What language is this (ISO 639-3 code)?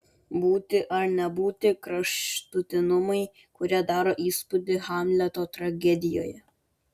lit